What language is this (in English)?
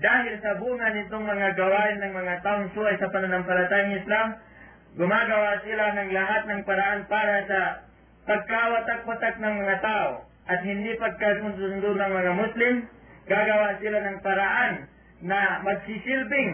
Filipino